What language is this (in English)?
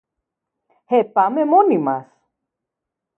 Greek